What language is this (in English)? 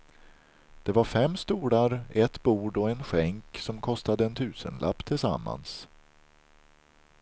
Swedish